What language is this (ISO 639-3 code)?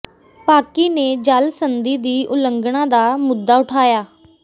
pan